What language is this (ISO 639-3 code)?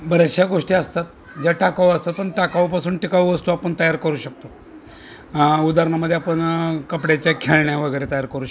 mar